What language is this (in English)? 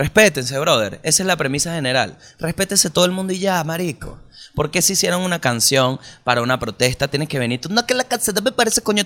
Spanish